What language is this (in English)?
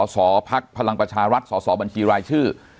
Thai